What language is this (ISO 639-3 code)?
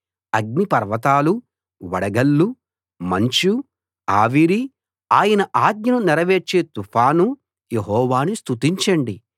tel